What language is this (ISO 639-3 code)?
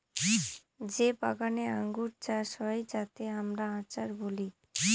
ben